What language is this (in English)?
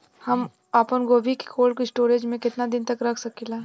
Bhojpuri